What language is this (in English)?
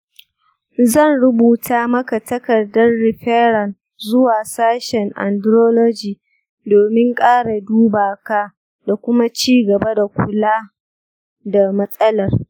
Hausa